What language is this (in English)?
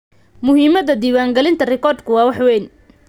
Somali